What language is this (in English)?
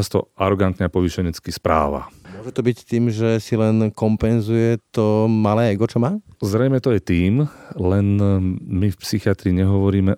Slovak